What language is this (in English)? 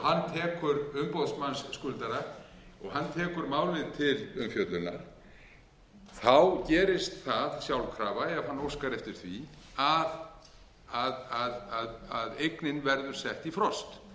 Icelandic